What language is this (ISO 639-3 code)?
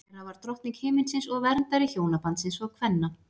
isl